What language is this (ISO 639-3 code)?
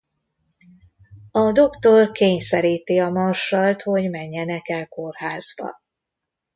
hun